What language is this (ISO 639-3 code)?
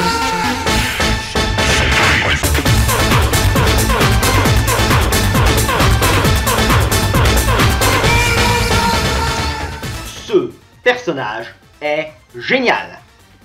fra